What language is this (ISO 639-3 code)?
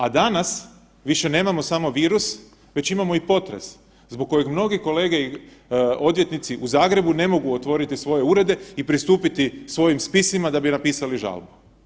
hrv